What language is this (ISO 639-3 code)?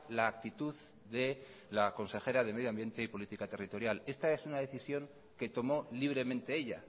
spa